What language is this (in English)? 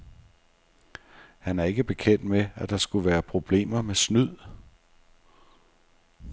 Danish